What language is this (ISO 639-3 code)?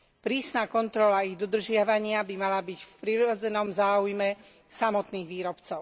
slk